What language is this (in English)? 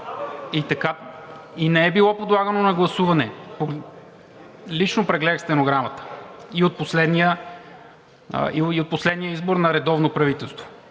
Bulgarian